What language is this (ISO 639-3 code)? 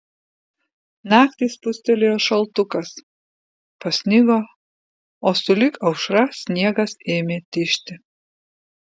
lit